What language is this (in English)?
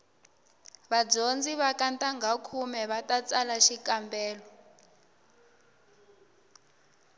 Tsonga